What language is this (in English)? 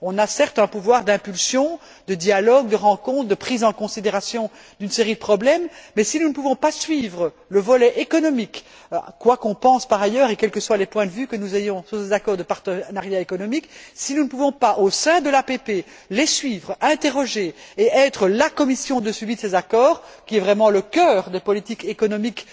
French